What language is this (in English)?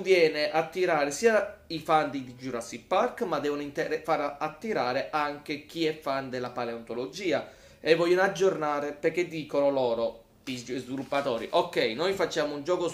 Italian